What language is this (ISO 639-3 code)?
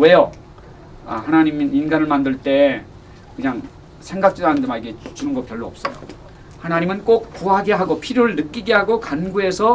kor